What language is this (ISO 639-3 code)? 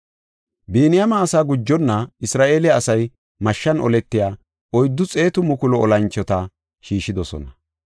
gof